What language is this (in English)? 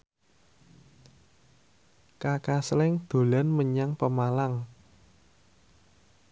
Javanese